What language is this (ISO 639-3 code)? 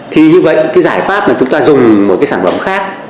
vie